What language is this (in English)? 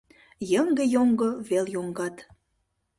Mari